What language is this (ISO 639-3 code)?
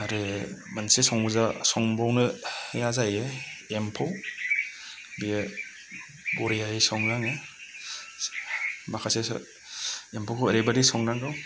brx